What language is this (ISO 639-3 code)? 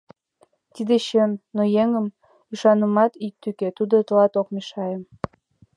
chm